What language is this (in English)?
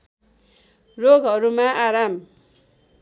Nepali